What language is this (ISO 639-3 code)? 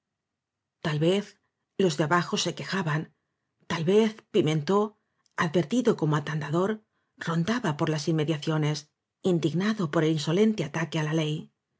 spa